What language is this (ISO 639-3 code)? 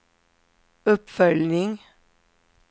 swe